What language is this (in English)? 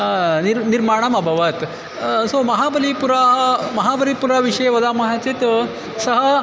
Sanskrit